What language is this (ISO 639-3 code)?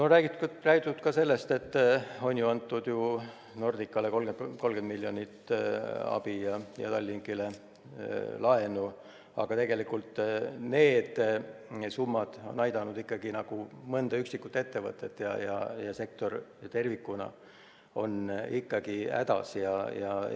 est